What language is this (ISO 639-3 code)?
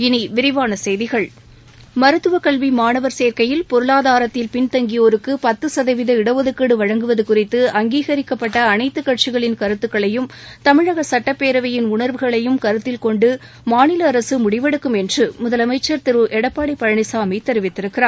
tam